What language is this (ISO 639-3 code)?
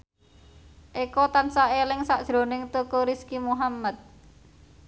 jav